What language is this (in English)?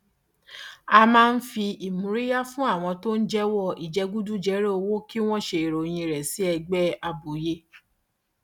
Yoruba